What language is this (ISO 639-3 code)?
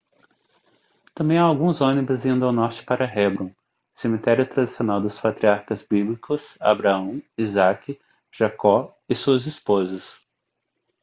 por